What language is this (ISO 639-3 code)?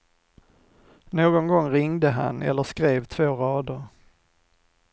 swe